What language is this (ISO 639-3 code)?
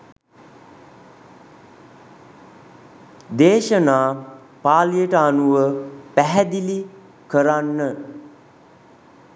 sin